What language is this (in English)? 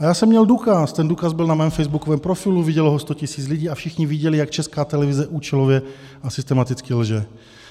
Czech